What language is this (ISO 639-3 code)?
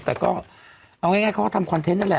tha